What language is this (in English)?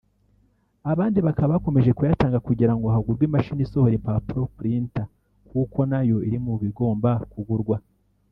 Kinyarwanda